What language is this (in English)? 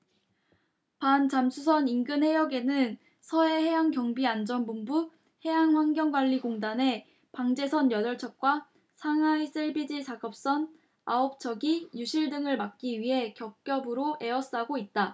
Korean